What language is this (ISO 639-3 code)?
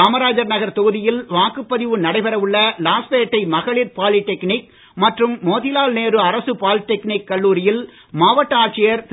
tam